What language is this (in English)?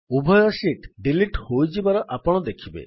Odia